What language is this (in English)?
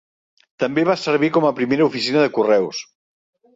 Catalan